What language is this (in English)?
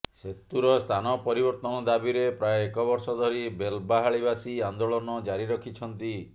Odia